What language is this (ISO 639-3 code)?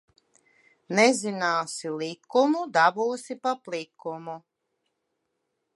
lav